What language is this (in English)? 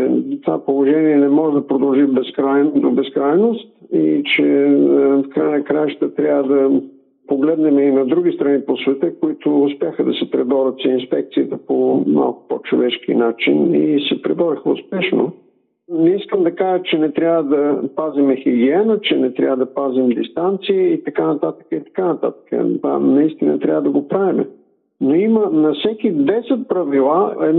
Bulgarian